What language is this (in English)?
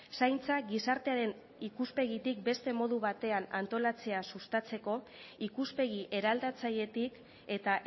Basque